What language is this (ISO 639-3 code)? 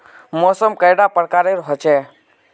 mag